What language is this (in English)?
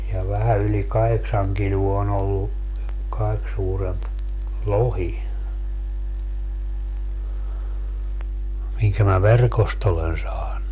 Finnish